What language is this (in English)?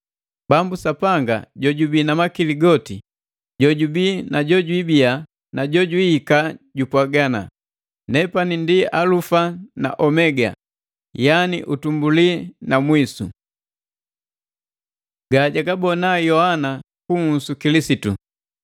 Matengo